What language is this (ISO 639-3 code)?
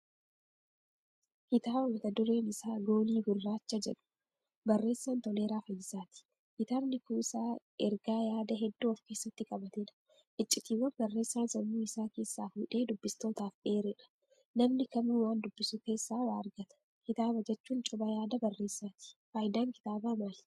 orm